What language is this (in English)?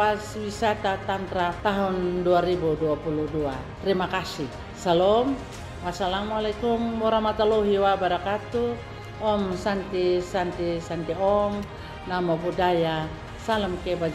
Indonesian